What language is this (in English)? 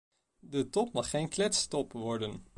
Dutch